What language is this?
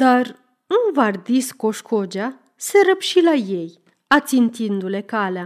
Romanian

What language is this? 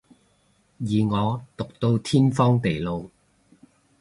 Cantonese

